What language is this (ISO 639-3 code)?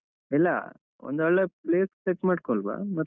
kan